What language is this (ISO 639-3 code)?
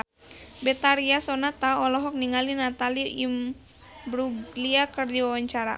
sun